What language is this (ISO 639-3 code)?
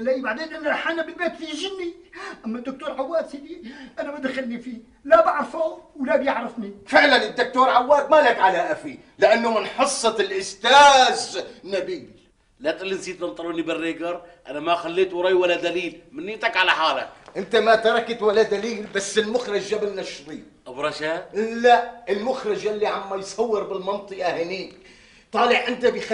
ara